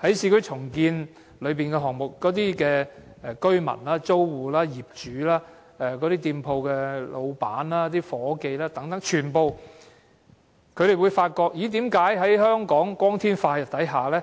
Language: Cantonese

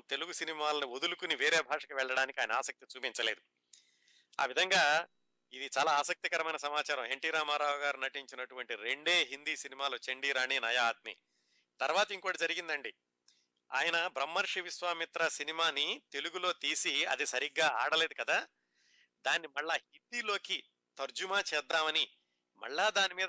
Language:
Telugu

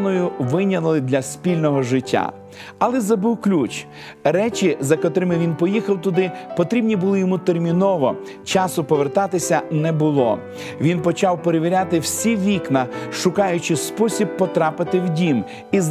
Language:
Ukrainian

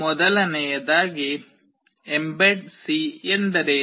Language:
Kannada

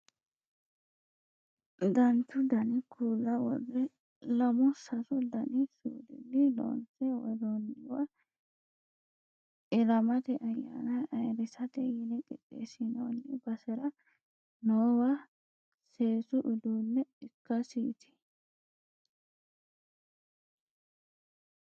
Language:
Sidamo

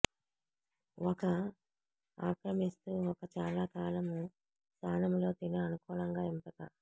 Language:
Telugu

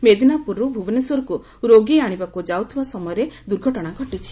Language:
Odia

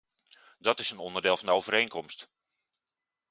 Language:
Dutch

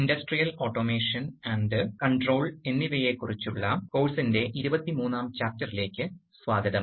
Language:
Malayalam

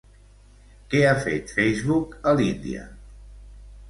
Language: Catalan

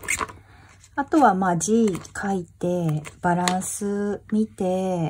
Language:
Japanese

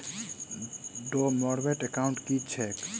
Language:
Maithili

